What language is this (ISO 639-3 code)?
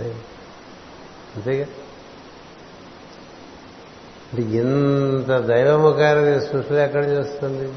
tel